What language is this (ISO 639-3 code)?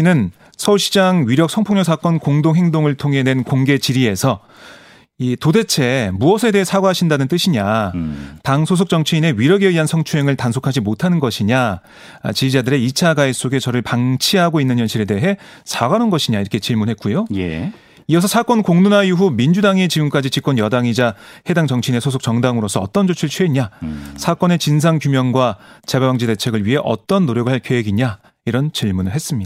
kor